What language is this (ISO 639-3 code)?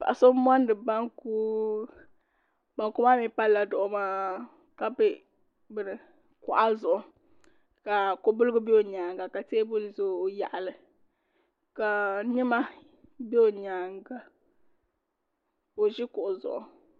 dag